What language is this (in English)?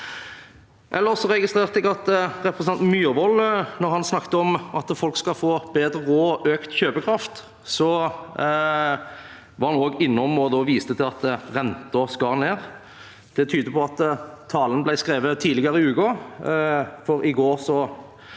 Norwegian